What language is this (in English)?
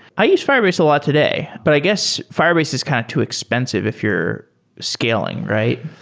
English